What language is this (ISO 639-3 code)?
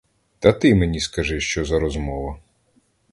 ukr